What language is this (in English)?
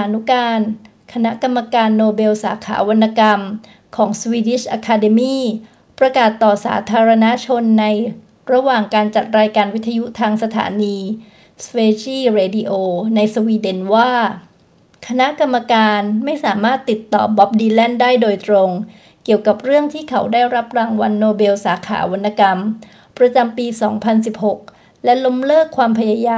Thai